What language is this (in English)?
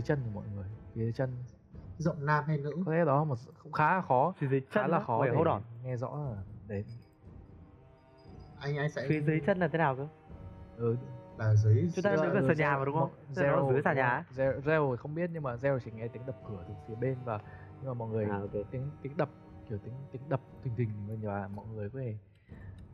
Vietnamese